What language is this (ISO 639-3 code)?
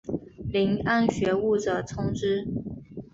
zho